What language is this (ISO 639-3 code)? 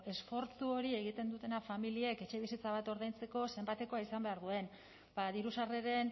eus